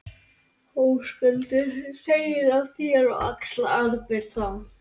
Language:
Icelandic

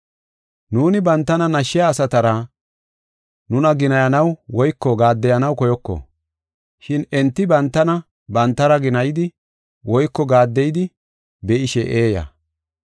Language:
Gofa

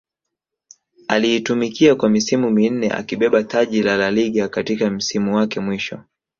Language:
Swahili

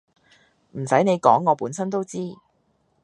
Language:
Cantonese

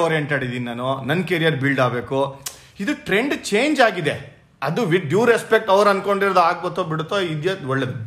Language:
Kannada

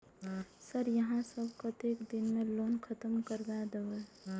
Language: Maithili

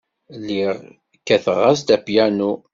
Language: Kabyle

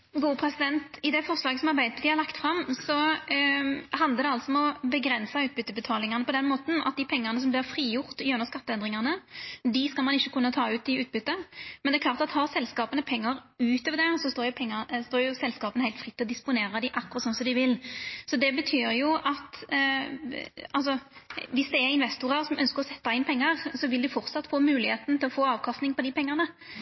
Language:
Norwegian Nynorsk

